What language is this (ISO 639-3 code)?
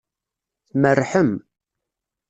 kab